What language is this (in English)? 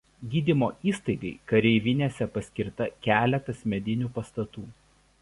Lithuanian